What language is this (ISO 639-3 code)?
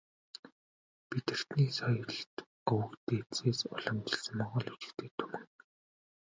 mon